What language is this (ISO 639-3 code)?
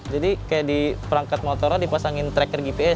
ind